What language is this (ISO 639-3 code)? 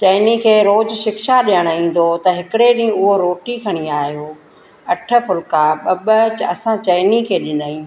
snd